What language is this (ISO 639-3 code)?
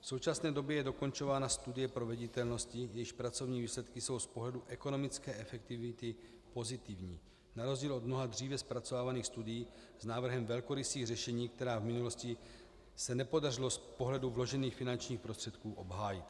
ces